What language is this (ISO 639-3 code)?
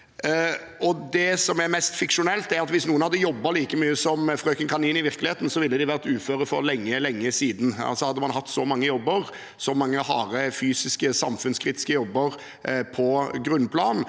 nor